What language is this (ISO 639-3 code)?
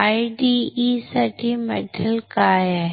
mar